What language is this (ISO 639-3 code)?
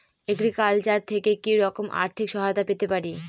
ben